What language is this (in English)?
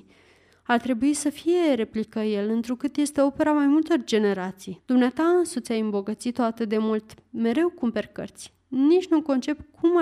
Romanian